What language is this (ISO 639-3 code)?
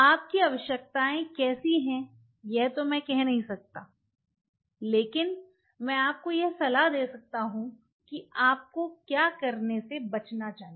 hin